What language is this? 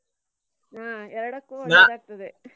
Kannada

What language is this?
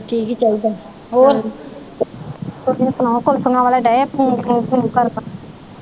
Punjabi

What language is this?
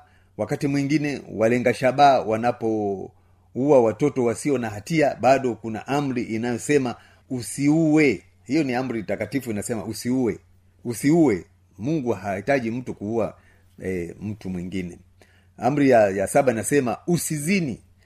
Swahili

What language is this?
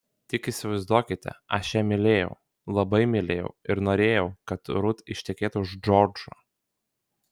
Lithuanian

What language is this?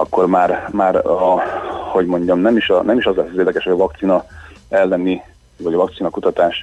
Hungarian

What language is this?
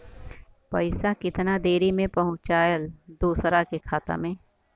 Bhojpuri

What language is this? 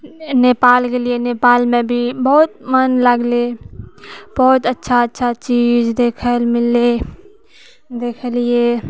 Maithili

